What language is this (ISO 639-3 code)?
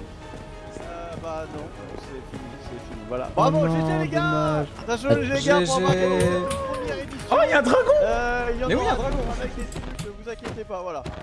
fra